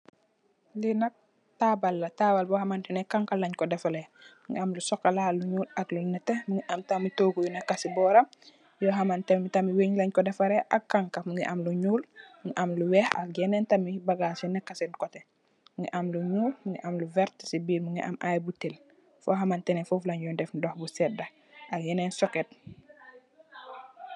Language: Wolof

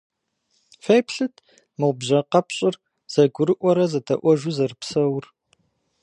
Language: Kabardian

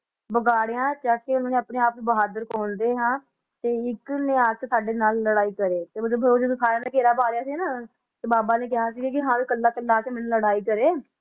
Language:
Punjabi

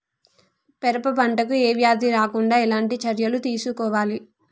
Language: Telugu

